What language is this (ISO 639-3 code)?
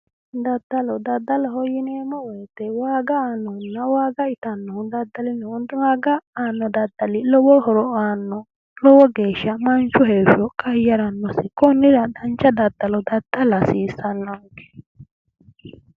sid